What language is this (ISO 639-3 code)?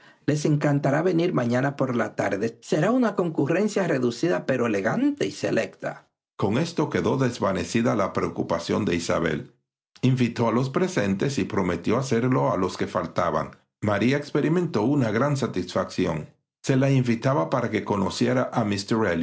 spa